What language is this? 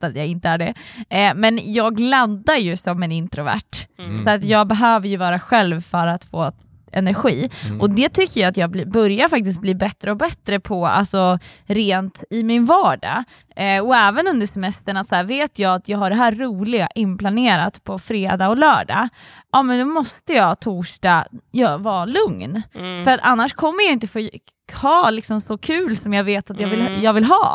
Swedish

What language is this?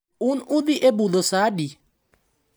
Luo (Kenya and Tanzania)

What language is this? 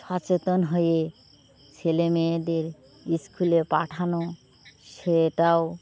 Bangla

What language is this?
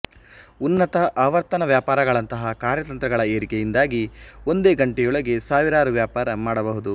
Kannada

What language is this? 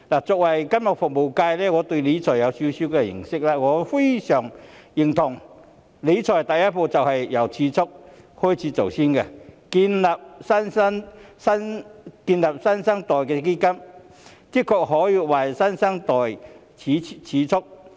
Cantonese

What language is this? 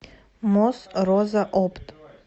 Russian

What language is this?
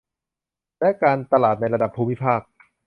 Thai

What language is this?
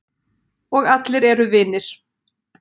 Icelandic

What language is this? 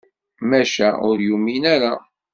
Kabyle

